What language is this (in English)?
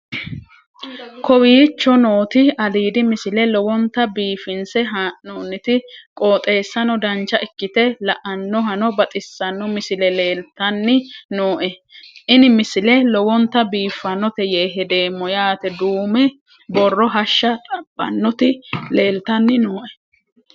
Sidamo